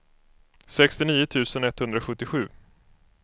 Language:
Swedish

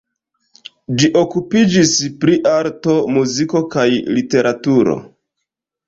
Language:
Esperanto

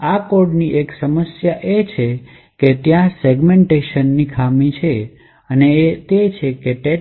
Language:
Gujarati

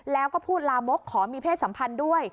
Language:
Thai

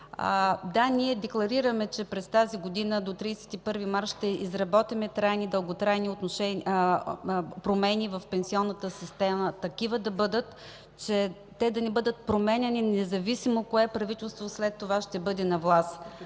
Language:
Bulgarian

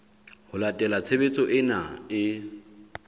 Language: Southern Sotho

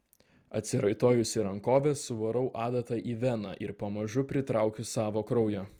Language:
Lithuanian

